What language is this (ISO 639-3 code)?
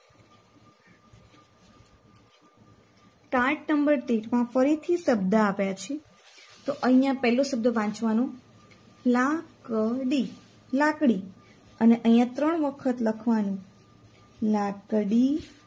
guj